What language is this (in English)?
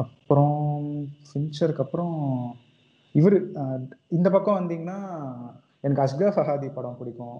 Tamil